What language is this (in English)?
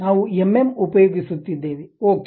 Kannada